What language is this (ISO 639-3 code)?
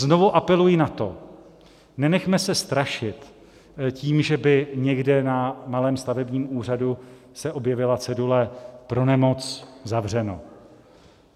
ces